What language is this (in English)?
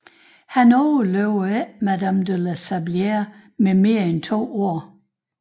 Danish